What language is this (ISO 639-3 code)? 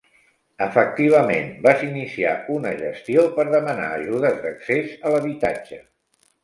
cat